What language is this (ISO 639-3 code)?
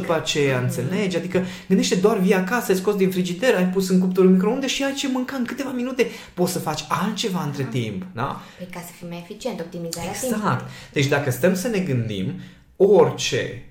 ron